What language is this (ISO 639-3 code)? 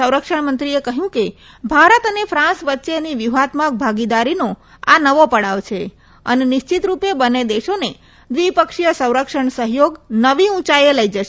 guj